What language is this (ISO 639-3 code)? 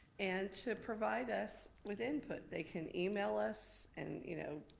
eng